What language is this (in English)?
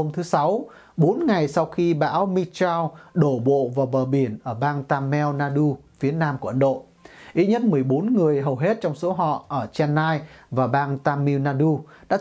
Vietnamese